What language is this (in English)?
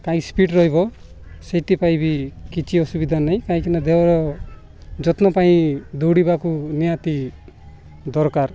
Odia